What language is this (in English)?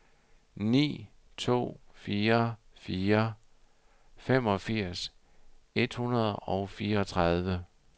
Danish